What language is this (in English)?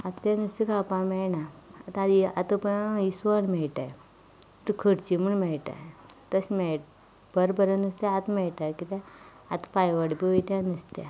Konkani